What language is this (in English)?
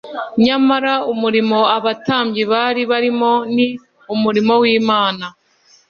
Kinyarwanda